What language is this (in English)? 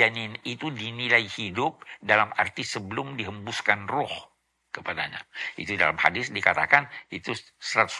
Indonesian